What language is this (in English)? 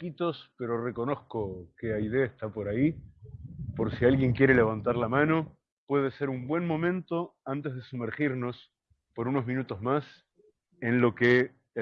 Spanish